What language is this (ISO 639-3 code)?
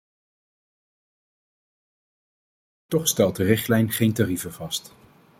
nld